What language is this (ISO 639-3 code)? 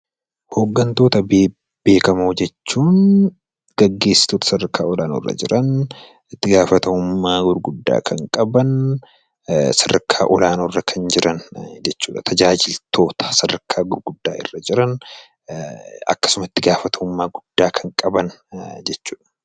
orm